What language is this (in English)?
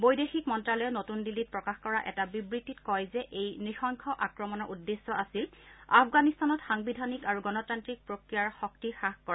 Assamese